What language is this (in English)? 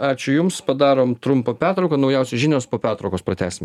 Lithuanian